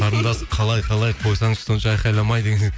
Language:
Kazakh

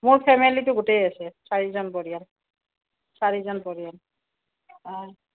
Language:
Assamese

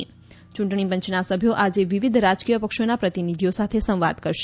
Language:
Gujarati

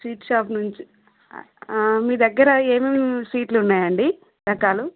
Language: Telugu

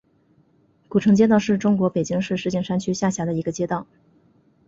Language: Chinese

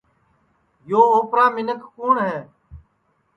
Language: Sansi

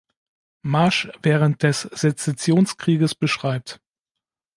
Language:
German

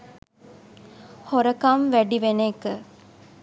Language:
Sinhala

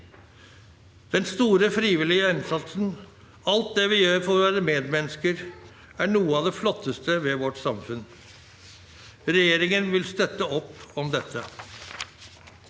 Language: Norwegian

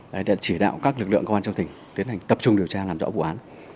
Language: Vietnamese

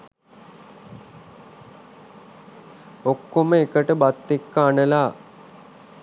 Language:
Sinhala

